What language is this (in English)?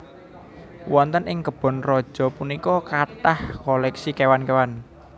Javanese